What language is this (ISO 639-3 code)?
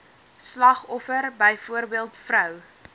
afr